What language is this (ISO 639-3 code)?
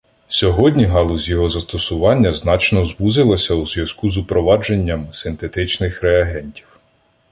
ukr